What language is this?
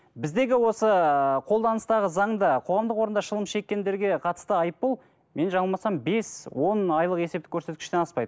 Kazakh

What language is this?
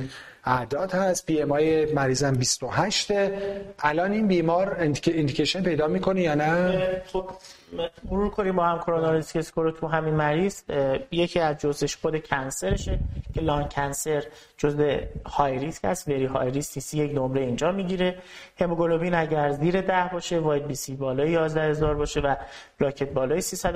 Persian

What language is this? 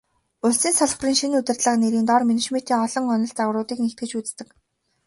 Mongolian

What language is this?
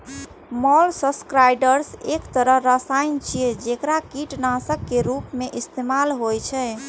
Maithili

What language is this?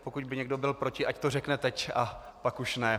Czech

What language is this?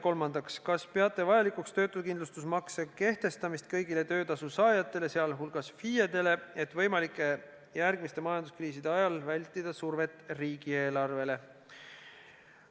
Estonian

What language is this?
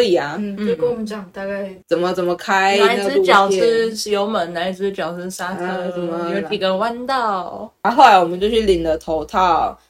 Chinese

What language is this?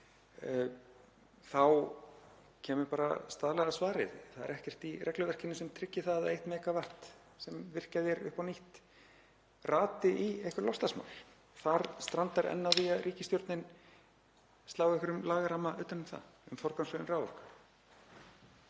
Icelandic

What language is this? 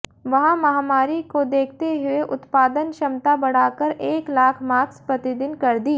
Hindi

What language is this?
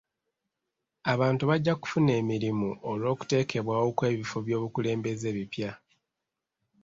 Ganda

